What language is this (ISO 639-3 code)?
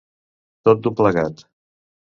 cat